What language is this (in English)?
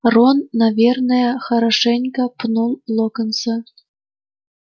Russian